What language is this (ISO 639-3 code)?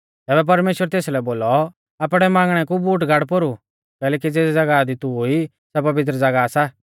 bfz